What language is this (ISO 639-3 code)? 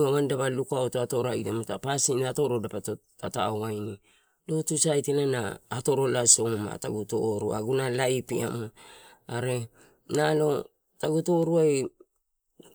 ttu